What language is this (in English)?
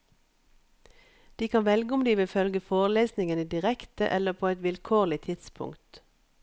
Norwegian